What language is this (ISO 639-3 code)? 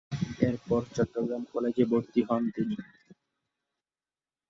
ben